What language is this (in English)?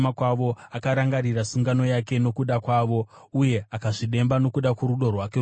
Shona